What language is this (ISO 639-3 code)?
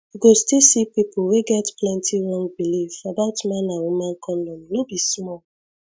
pcm